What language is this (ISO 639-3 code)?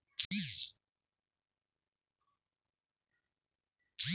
mar